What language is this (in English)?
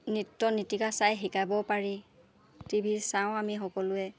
Assamese